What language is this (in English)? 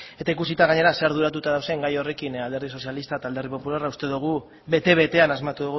Basque